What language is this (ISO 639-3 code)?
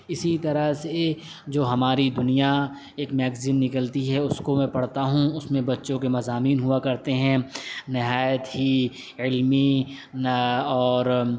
urd